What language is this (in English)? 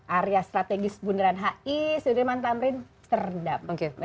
Indonesian